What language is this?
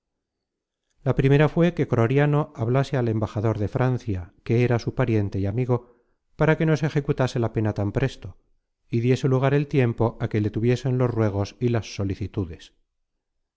Spanish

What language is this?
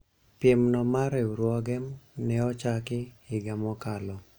Luo (Kenya and Tanzania)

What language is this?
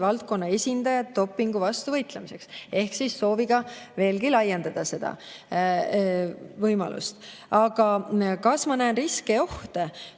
Estonian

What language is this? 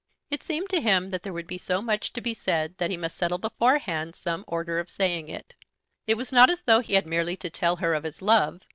English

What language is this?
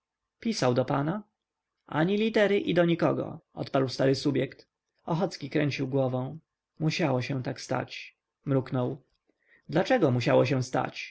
Polish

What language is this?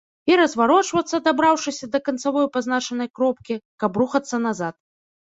Belarusian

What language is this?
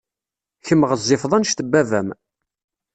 Kabyle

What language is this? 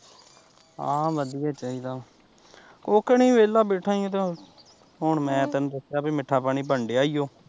Punjabi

